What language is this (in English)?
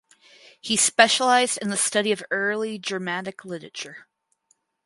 English